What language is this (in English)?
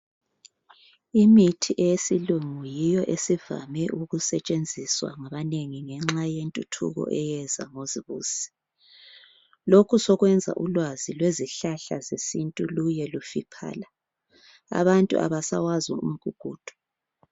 North Ndebele